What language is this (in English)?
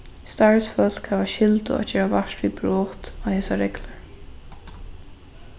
Faroese